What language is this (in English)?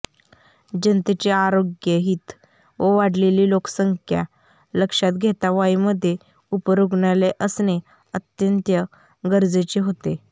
Marathi